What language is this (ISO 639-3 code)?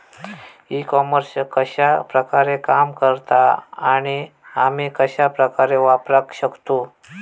mar